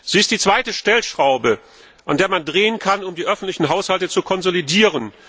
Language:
German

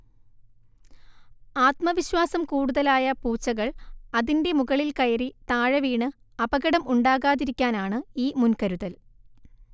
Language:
Malayalam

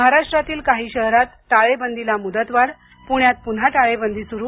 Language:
Marathi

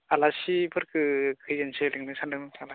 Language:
Bodo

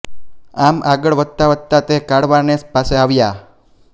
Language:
Gujarati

